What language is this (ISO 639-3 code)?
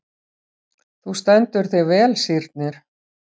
isl